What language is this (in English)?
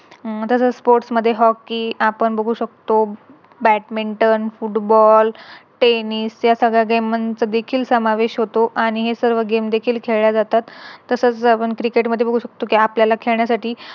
Marathi